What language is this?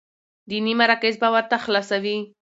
Pashto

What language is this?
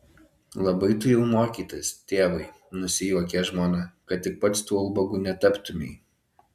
Lithuanian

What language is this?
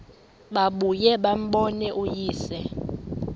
Xhosa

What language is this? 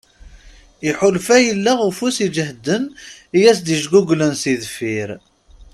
Kabyle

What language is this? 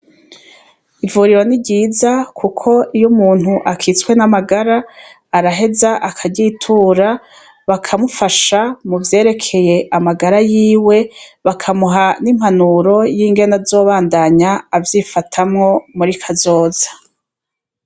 Rundi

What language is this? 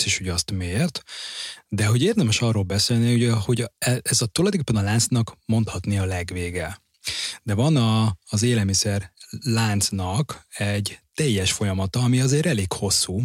Hungarian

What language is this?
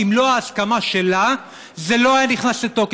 Hebrew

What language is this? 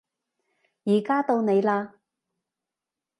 Cantonese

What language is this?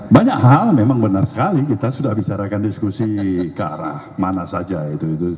Indonesian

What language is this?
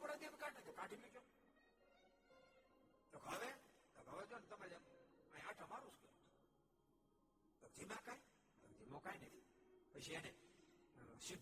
Gujarati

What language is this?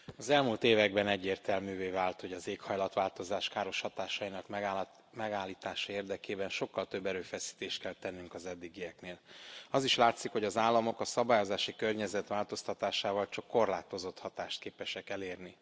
Hungarian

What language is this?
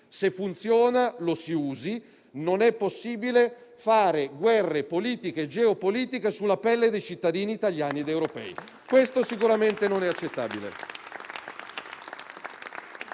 Italian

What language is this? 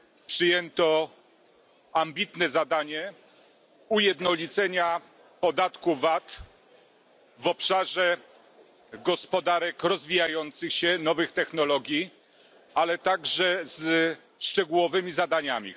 Polish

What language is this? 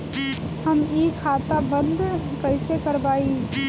Bhojpuri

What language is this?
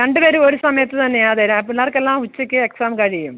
Malayalam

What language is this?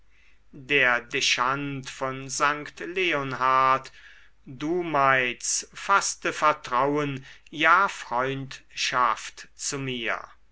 German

